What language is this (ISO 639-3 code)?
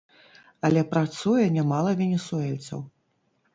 bel